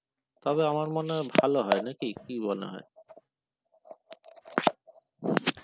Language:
Bangla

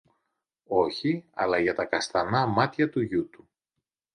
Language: Greek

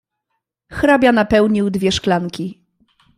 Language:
Polish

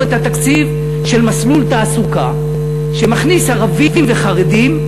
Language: Hebrew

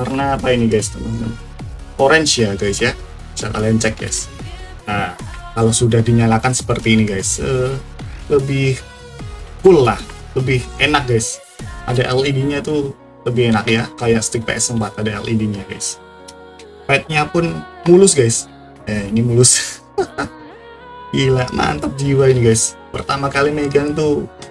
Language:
Indonesian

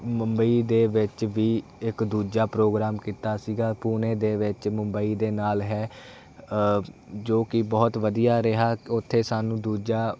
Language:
Punjabi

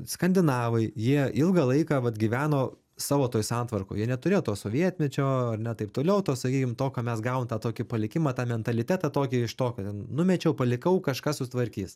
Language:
Lithuanian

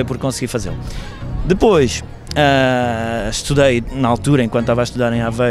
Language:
Portuguese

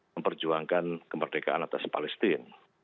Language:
Indonesian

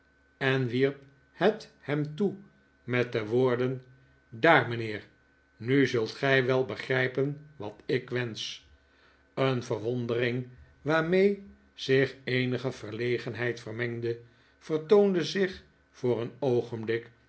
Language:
Dutch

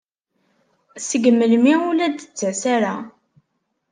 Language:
Kabyle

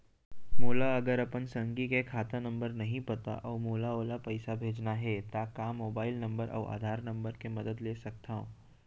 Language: Chhattisgarhi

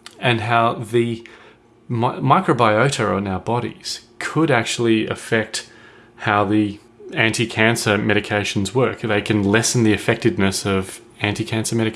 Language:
English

